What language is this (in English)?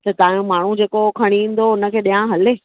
Sindhi